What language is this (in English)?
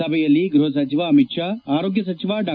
Kannada